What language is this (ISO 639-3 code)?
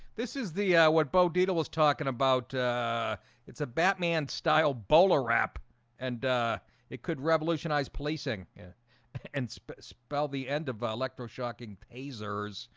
eng